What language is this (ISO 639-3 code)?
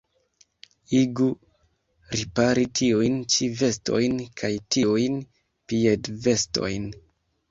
epo